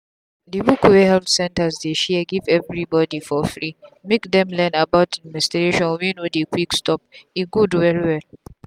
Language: Nigerian Pidgin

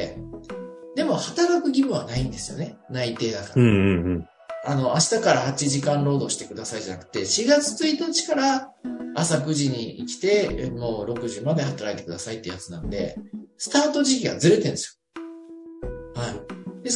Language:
Japanese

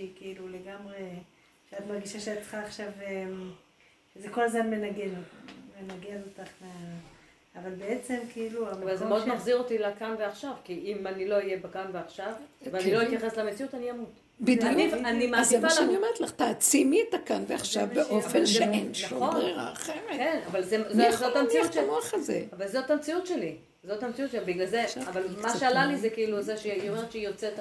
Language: Hebrew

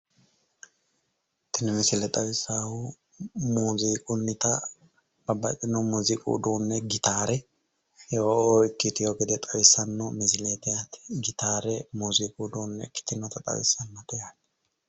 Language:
Sidamo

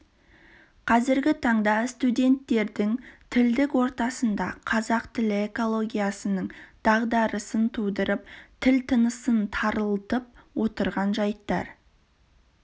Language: Kazakh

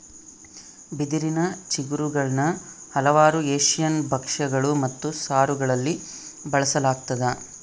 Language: Kannada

